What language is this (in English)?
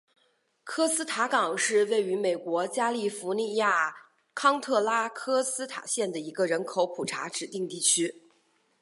Chinese